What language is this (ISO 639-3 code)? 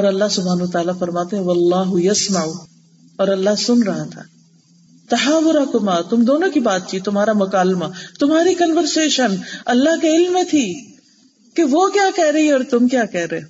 urd